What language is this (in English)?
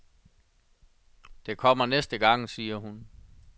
Danish